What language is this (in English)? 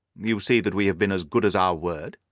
English